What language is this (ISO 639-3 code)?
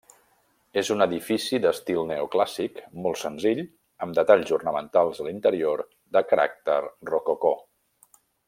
cat